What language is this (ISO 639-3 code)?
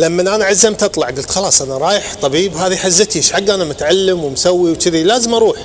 ara